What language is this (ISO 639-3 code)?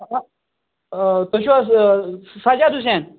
kas